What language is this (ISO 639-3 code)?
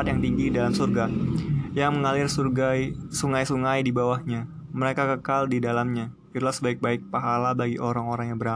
ind